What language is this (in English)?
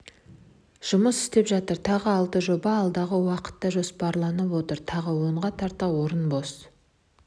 Kazakh